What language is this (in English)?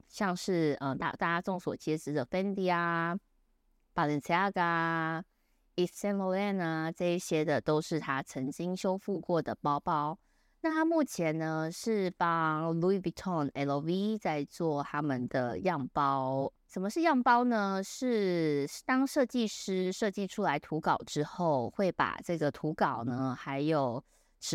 Chinese